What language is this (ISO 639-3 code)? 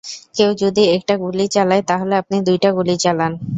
ben